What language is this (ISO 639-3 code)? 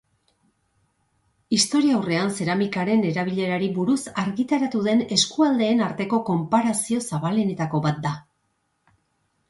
eus